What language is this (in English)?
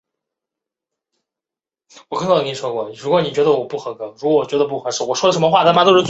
Chinese